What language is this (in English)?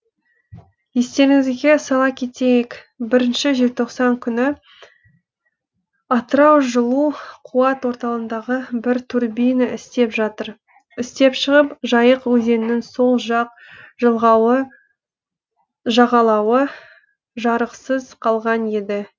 Kazakh